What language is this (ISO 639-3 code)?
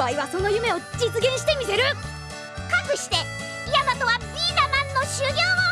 jpn